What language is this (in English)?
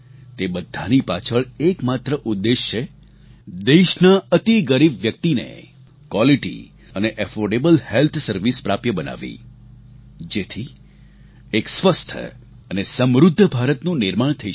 Gujarati